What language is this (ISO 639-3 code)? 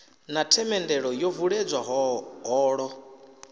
ven